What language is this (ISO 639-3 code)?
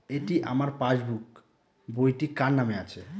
ben